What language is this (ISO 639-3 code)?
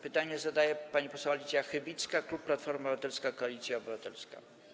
pol